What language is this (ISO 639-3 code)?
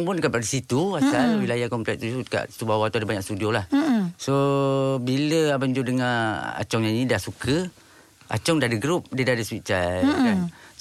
msa